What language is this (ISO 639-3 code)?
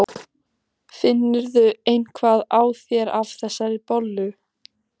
isl